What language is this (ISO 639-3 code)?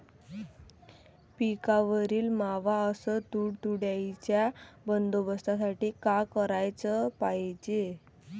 mar